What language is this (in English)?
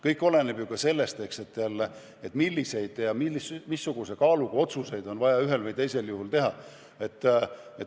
Estonian